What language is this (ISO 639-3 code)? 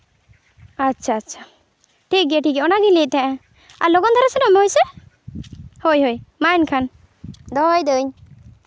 sat